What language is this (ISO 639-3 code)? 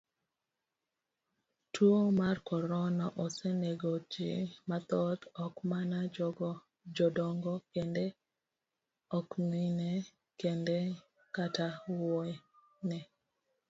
luo